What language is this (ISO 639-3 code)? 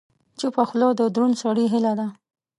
pus